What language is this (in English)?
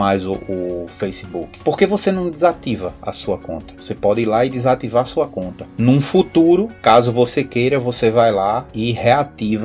Portuguese